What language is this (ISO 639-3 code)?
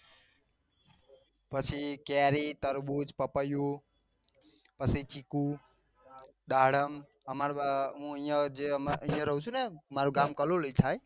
guj